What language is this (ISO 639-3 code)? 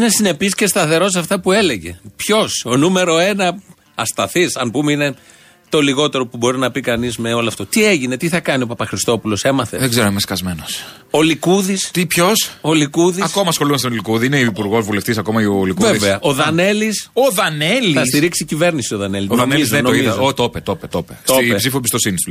ell